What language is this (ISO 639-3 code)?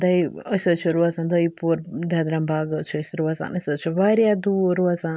kas